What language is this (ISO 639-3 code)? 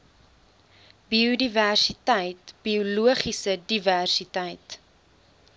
afr